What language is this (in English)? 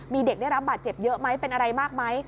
Thai